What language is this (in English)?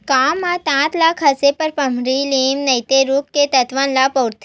Chhattisgarhi